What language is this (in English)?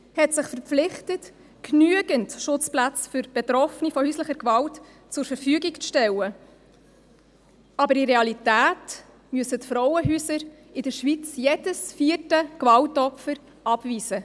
Swiss German